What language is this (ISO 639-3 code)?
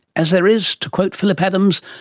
eng